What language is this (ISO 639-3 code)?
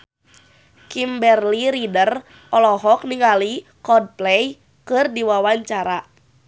sun